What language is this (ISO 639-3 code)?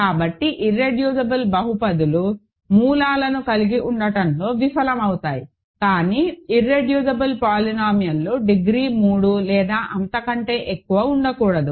tel